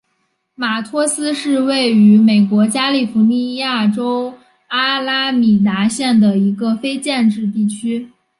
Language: Chinese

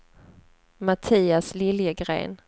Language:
Swedish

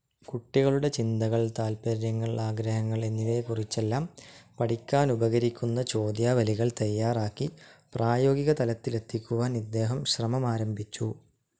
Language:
Malayalam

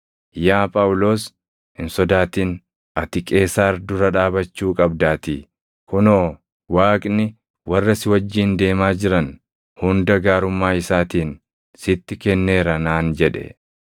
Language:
Oromo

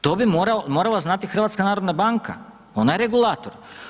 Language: Croatian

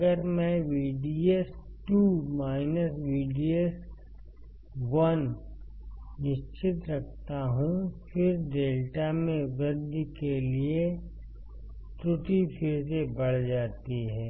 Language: Hindi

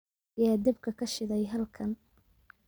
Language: Somali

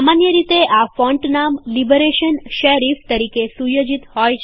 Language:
Gujarati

